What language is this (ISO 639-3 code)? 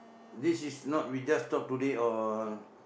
eng